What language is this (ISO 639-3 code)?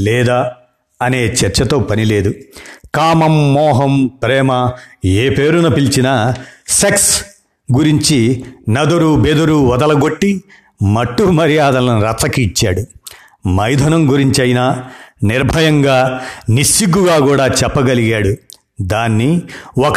tel